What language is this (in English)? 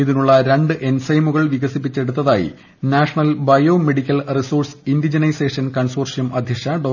Malayalam